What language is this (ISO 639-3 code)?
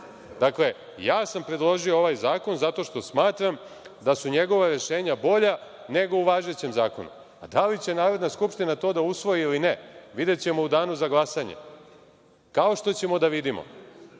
srp